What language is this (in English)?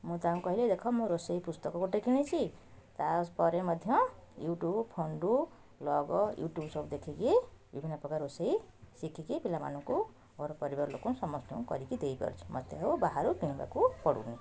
Odia